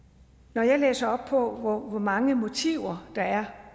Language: Danish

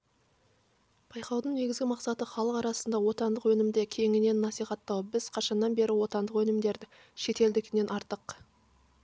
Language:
Kazakh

